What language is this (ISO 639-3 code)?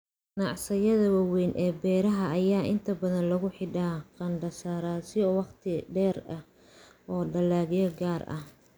som